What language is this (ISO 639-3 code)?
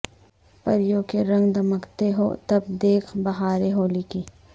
urd